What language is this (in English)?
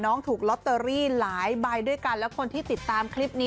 Thai